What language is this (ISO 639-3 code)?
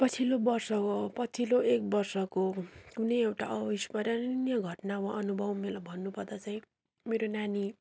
nep